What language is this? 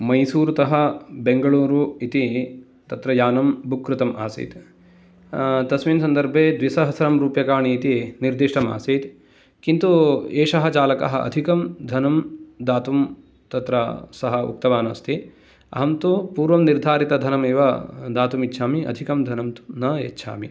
Sanskrit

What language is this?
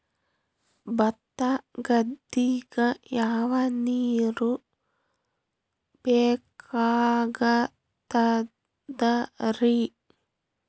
Kannada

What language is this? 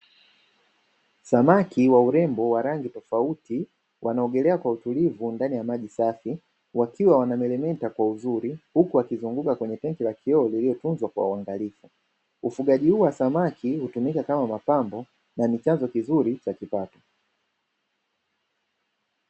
Swahili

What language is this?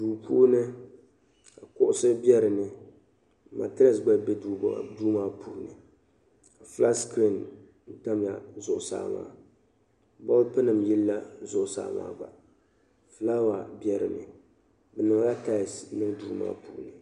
Dagbani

